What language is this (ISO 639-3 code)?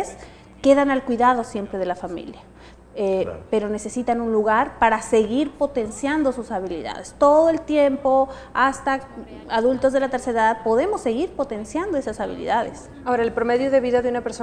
spa